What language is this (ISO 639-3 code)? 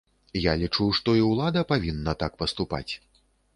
bel